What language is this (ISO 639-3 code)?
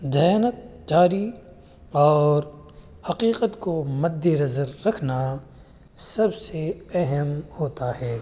urd